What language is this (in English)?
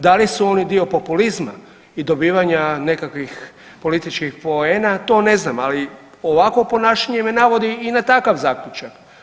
Croatian